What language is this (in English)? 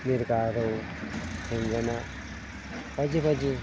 Bodo